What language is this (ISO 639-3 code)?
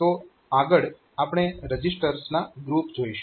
guj